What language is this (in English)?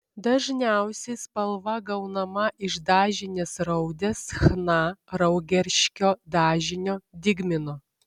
Lithuanian